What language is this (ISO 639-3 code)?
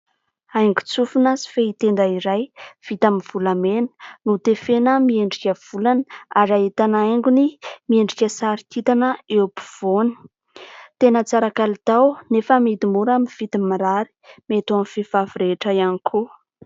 mlg